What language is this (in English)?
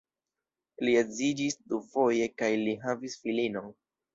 Esperanto